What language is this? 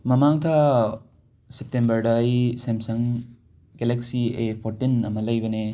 Manipuri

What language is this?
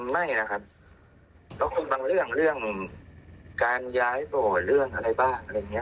Thai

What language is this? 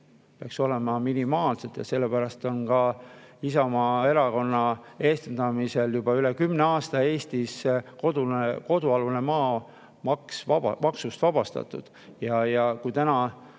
Estonian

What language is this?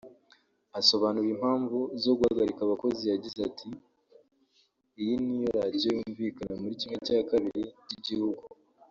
Kinyarwanda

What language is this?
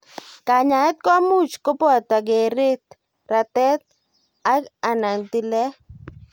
Kalenjin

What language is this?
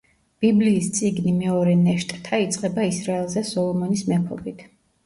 Georgian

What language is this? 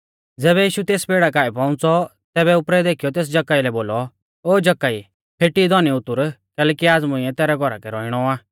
Mahasu Pahari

